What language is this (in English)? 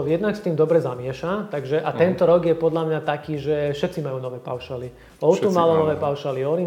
Slovak